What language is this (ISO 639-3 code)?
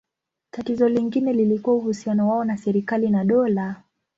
swa